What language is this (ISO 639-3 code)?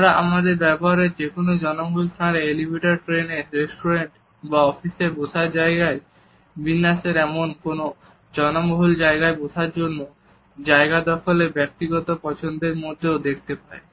ben